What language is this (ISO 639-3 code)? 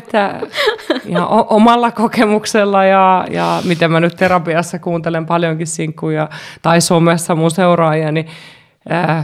fin